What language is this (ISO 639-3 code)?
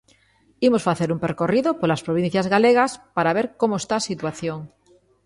glg